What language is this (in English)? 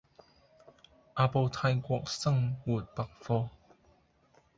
Cantonese